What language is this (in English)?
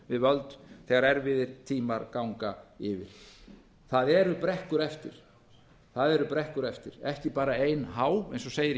Icelandic